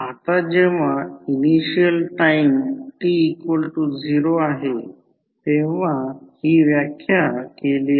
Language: Marathi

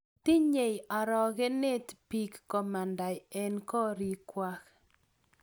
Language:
Kalenjin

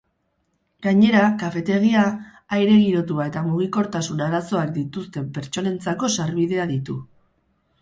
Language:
Basque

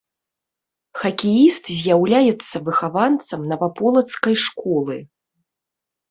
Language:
Belarusian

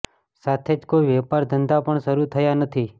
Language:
Gujarati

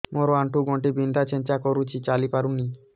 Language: Odia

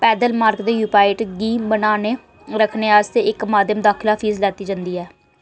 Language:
Dogri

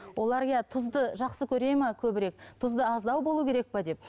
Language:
Kazakh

